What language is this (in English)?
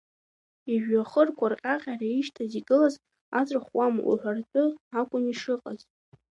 Abkhazian